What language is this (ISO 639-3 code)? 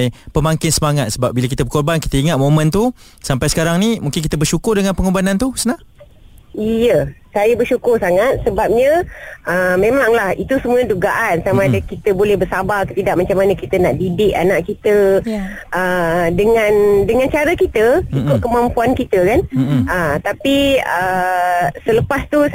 msa